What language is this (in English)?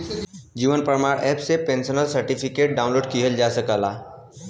Bhojpuri